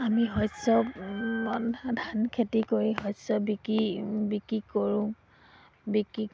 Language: Assamese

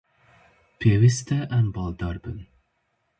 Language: Kurdish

